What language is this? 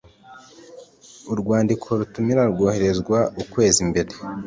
Kinyarwanda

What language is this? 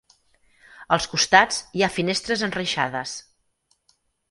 Catalan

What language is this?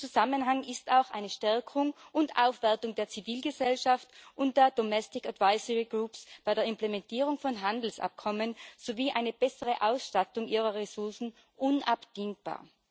German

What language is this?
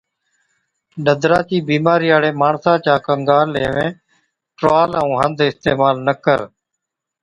Od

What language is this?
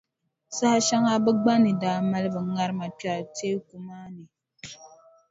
Dagbani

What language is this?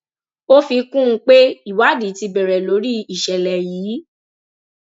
Yoruba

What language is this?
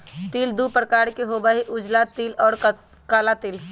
Magahi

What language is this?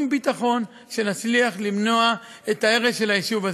Hebrew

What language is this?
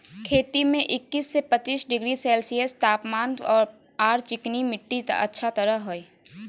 Magahi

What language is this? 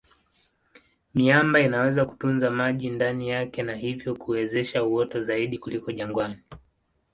Swahili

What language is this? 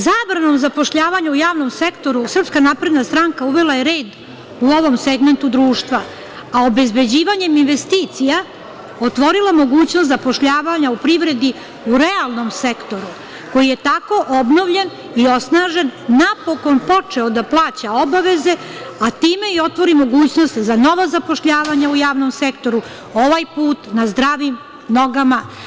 Serbian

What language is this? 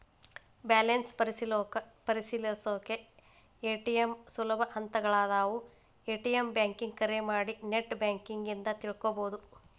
Kannada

